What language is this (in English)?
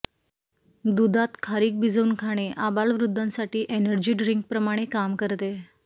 Marathi